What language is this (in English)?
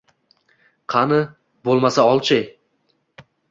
Uzbek